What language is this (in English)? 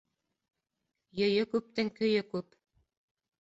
Bashkir